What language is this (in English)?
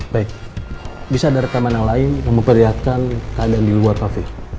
Indonesian